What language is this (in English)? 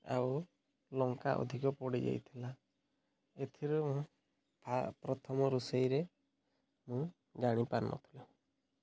Odia